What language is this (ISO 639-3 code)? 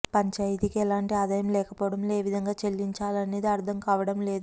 tel